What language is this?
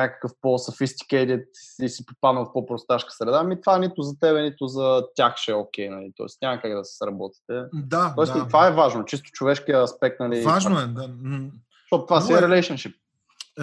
Bulgarian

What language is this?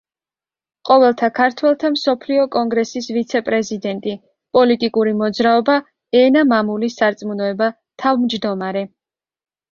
Georgian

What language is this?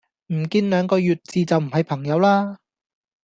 Cantonese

